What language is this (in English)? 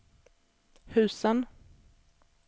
Swedish